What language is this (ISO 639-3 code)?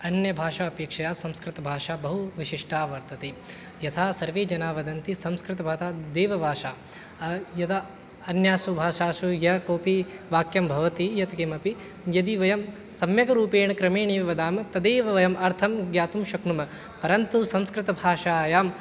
san